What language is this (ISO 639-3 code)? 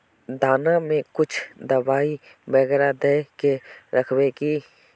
mag